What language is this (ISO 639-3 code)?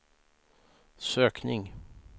swe